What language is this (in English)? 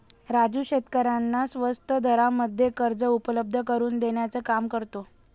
Marathi